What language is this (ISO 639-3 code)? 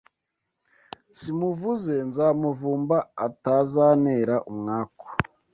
kin